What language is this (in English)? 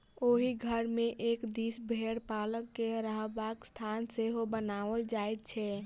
Maithili